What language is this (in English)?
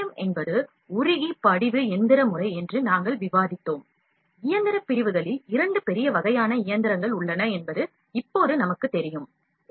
Tamil